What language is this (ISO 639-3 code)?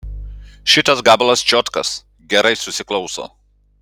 lit